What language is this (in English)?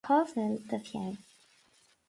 Irish